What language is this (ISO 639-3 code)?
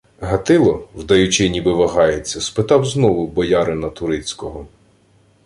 ukr